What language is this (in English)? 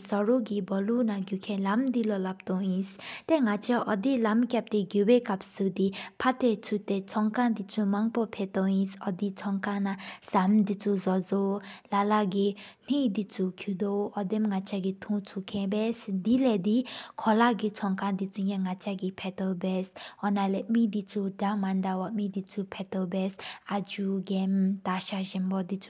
Sikkimese